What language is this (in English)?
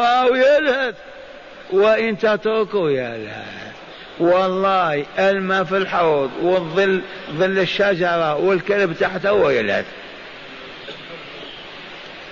Arabic